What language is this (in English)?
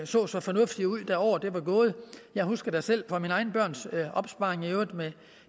Danish